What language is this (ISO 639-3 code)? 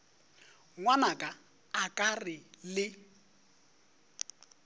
nso